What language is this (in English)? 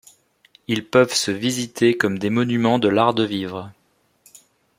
French